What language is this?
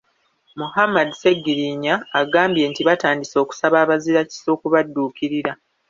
Ganda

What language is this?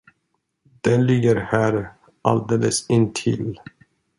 Swedish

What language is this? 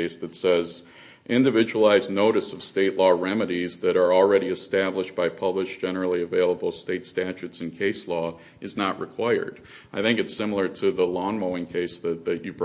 English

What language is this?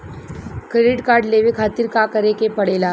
Bhojpuri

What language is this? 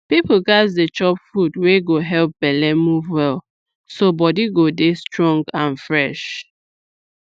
Nigerian Pidgin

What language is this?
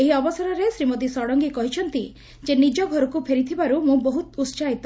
Odia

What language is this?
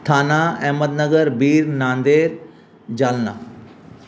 Sindhi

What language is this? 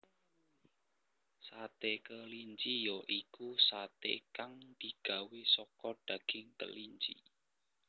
Javanese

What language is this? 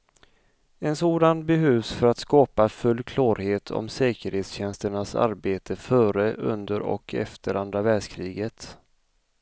Swedish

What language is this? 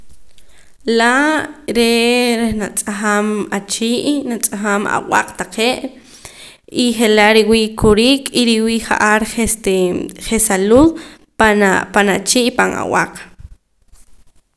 Poqomam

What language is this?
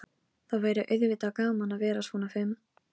Icelandic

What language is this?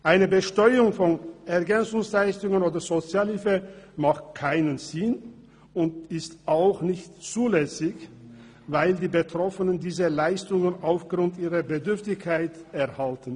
Swiss German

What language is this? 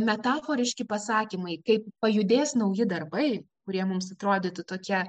Lithuanian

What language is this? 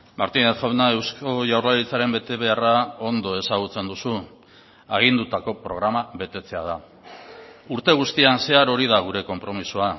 Basque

